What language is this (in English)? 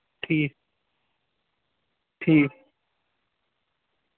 Kashmiri